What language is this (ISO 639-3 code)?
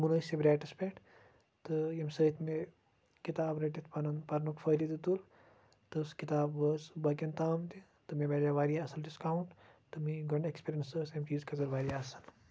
kas